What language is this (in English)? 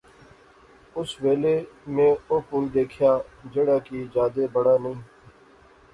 Pahari-Potwari